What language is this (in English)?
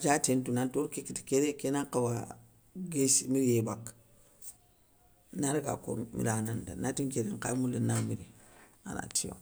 Soninke